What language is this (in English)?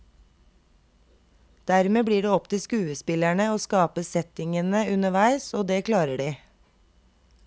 Norwegian